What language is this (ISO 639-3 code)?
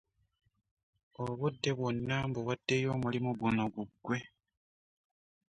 lug